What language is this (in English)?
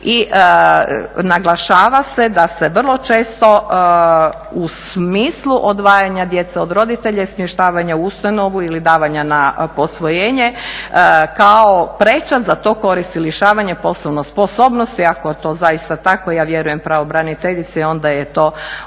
Croatian